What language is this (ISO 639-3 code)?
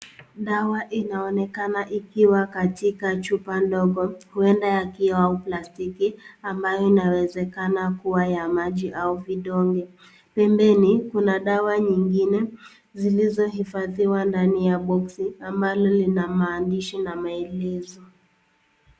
swa